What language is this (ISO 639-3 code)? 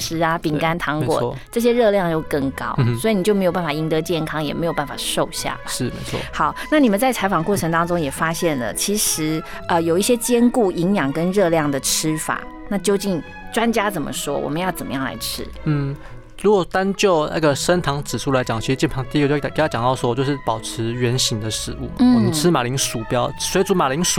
zho